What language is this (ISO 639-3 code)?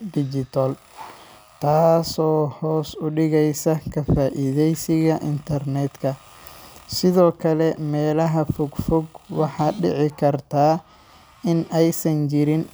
som